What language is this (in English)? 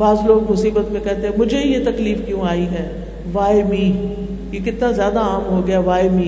Urdu